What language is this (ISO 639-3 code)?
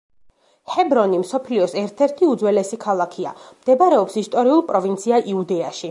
kat